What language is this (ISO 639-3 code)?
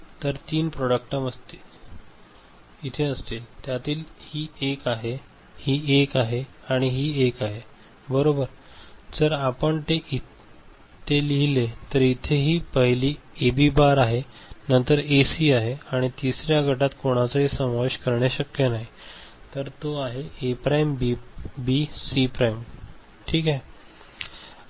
mar